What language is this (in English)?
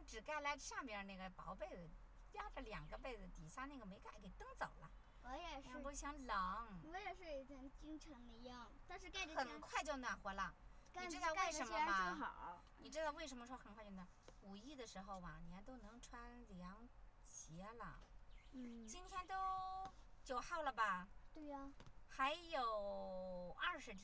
Chinese